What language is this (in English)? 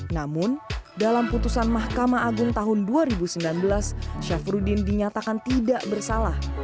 Indonesian